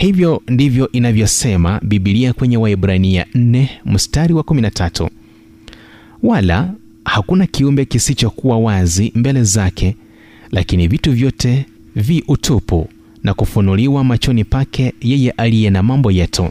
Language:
Swahili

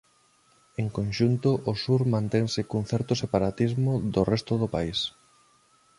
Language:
Galician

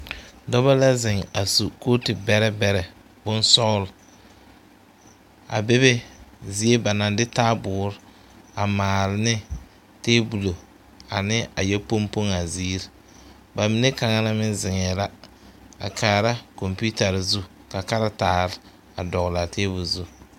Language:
Southern Dagaare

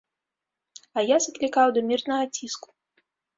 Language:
Belarusian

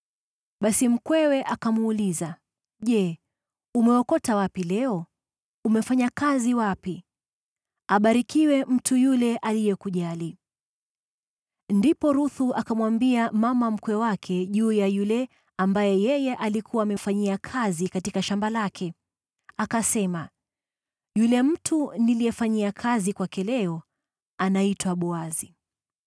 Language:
Swahili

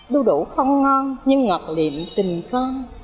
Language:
Vietnamese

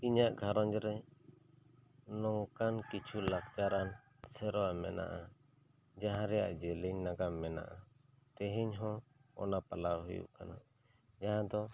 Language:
Santali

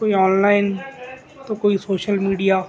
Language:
Urdu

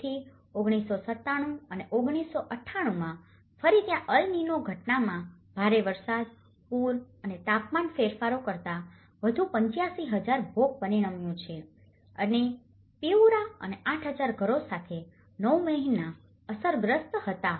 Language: Gujarati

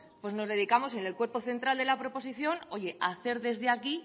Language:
Spanish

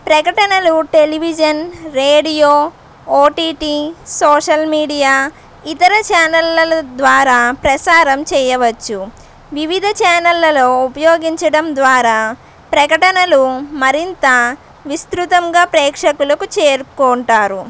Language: Telugu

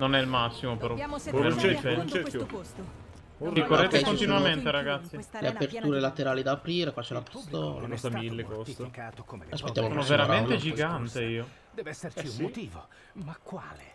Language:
Italian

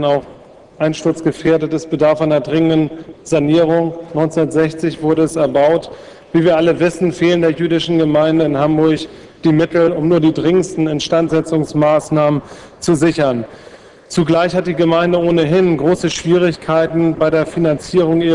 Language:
German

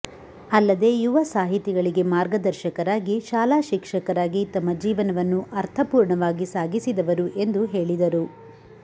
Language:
Kannada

